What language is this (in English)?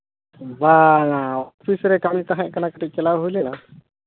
Santali